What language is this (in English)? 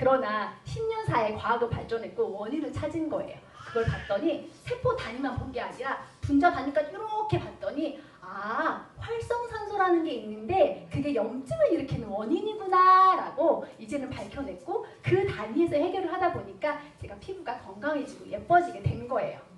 Korean